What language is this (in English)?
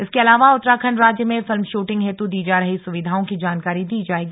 Hindi